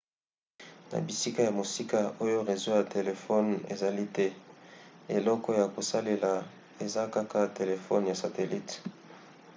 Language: Lingala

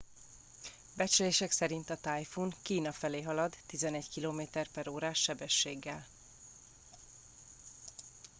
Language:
Hungarian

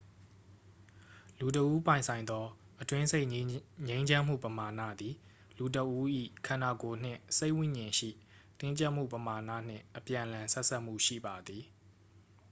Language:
Burmese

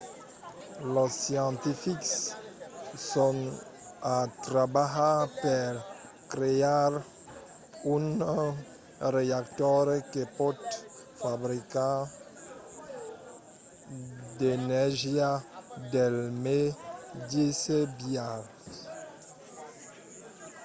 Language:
Occitan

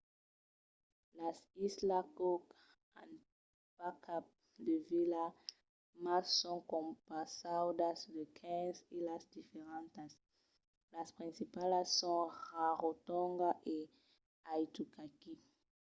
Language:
Occitan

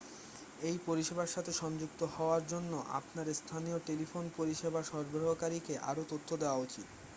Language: Bangla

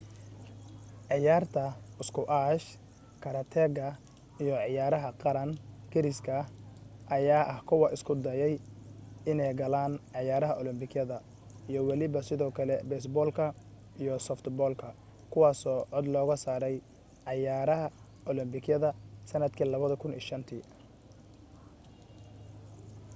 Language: Somali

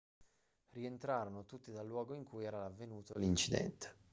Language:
Italian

